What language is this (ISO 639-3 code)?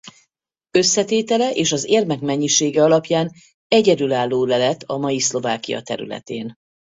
hun